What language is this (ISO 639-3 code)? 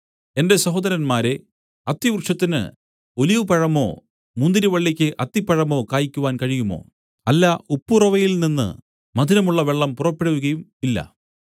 mal